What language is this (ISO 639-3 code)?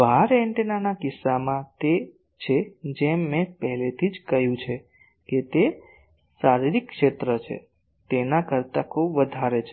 guj